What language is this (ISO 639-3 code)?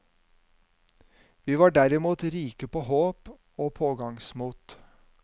nor